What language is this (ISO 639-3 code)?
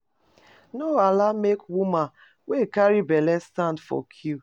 pcm